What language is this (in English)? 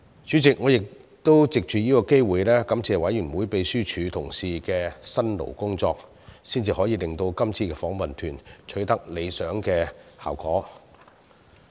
Cantonese